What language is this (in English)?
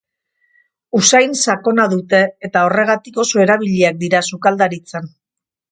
Basque